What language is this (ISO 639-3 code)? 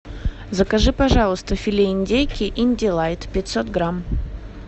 rus